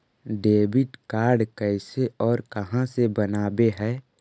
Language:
Magahi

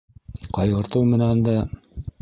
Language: Bashkir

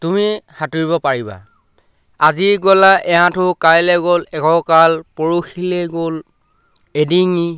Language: Assamese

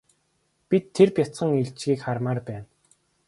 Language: Mongolian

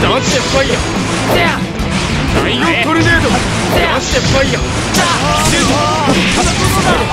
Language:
Japanese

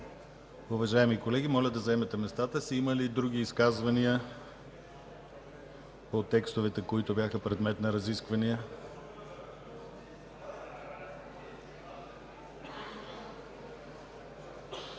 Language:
Bulgarian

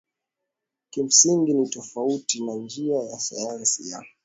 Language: Swahili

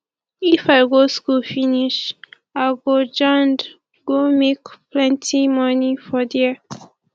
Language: Nigerian Pidgin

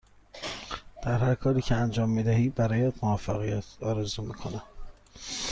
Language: Persian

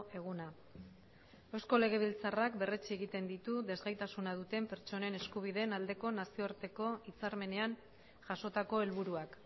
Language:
Basque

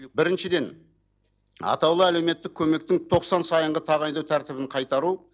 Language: Kazakh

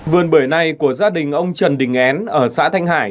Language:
Vietnamese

